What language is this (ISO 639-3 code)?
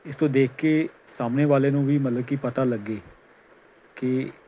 pan